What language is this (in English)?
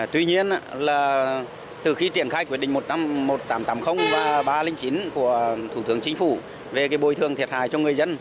Vietnamese